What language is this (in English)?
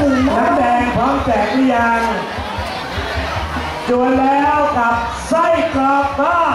Thai